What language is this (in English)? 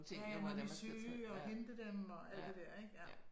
Danish